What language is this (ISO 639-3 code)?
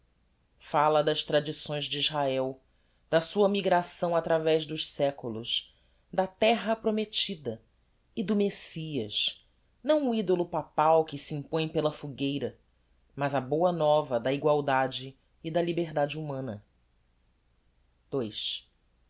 por